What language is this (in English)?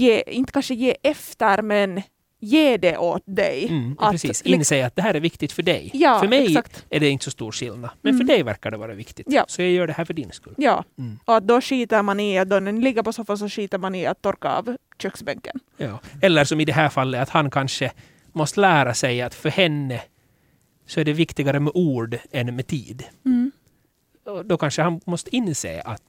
Swedish